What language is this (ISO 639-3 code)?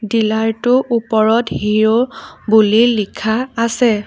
asm